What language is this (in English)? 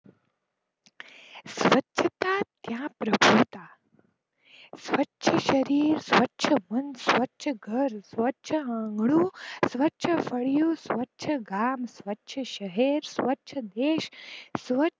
Gujarati